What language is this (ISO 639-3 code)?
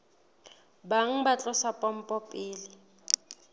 sot